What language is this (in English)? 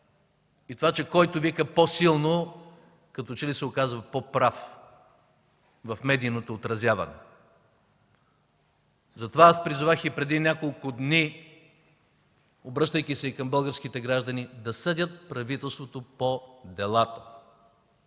Bulgarian